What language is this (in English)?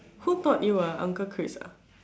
English